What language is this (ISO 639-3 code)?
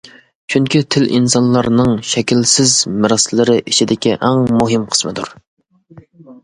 uig